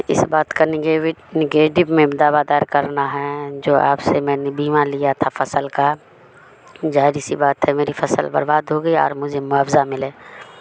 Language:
Urdu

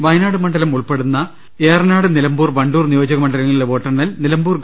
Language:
Malayalam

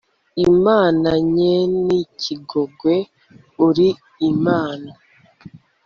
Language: Kinyarwanda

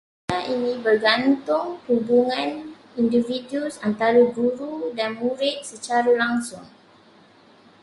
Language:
Malay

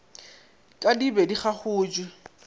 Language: Northern Sotho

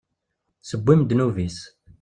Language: Kabyle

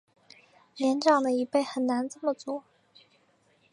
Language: Chinese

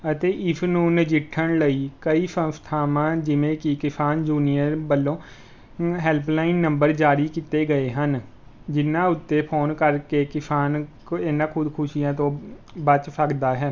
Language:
Punjabi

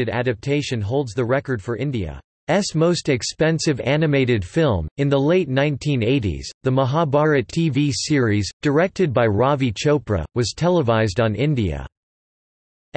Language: English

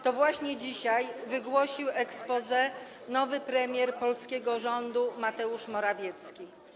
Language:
Polish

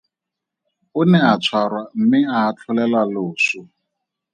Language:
Tswana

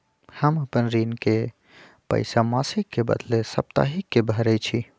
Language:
Magahi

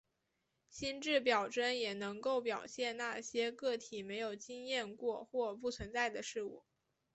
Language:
Chinese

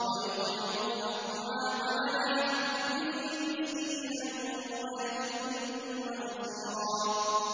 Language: Arabic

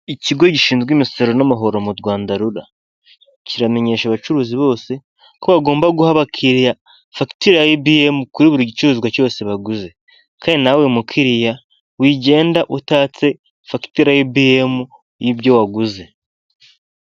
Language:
Kinyarwanda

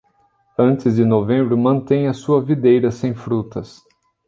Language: Portuguese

